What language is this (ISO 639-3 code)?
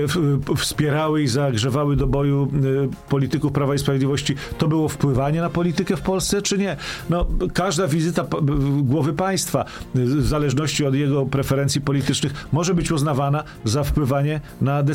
pol